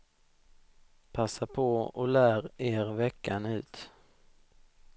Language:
Swedish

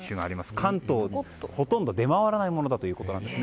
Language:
Japanese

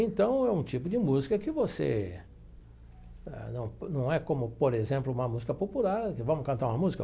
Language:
Portuguese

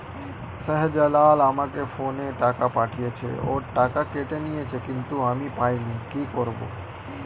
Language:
Bangla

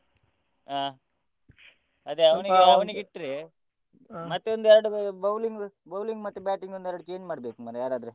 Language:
Kannada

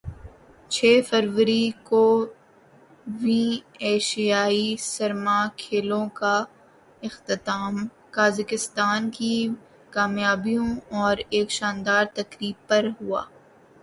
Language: Urdu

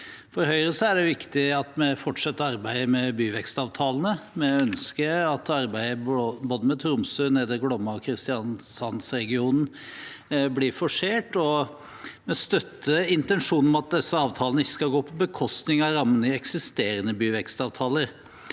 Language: Norwegian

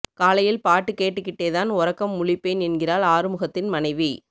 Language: Tamil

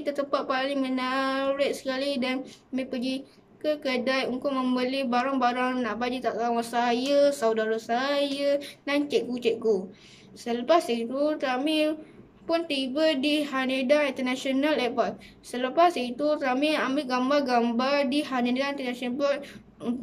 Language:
Malay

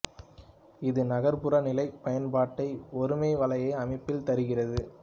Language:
Tamil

